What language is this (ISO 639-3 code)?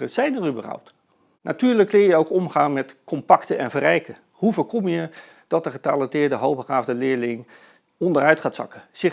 nld